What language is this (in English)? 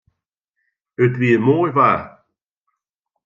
Western Frisian